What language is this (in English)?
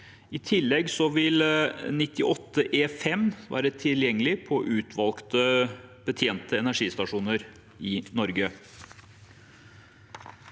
Norwegian